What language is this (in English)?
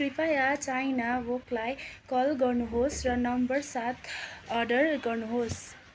Nepali